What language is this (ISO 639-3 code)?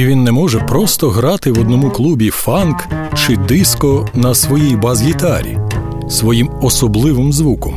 ukr